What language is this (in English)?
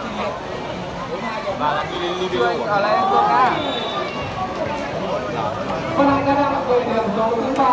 Vietnamese